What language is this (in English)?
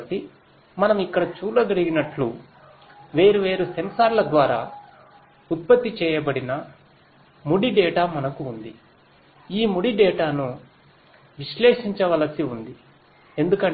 Telugu